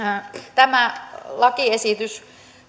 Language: Finnish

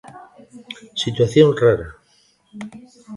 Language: Galician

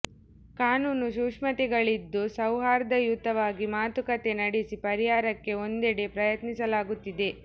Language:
Kannada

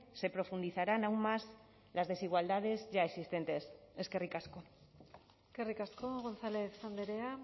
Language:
Basque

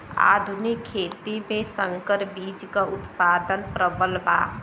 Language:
Bhojpuri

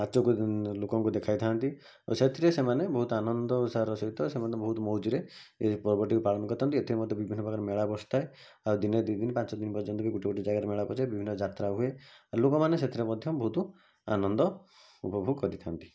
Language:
Odia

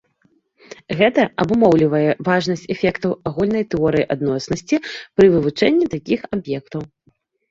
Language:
Belarusian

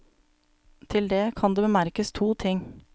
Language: Norwegian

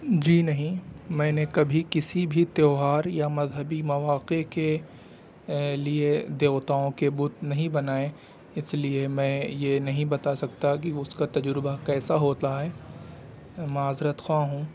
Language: Urdu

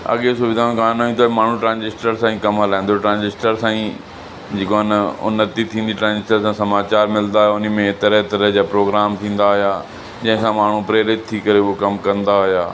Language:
Sindhi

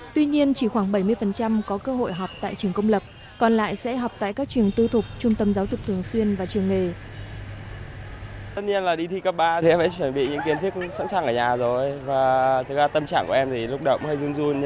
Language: Vietnamese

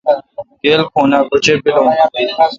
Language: Kalkoti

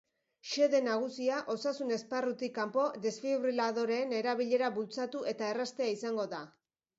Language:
Basque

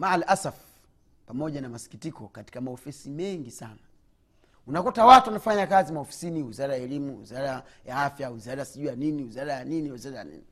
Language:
Swahili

